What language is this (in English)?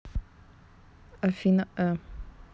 Russian